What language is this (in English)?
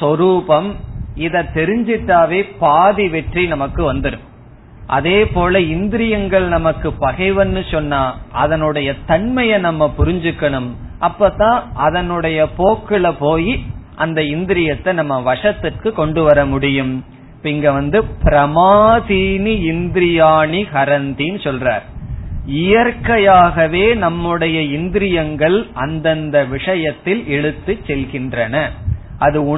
Tamil